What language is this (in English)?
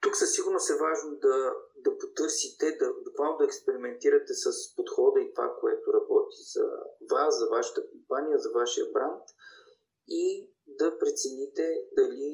Bulgarian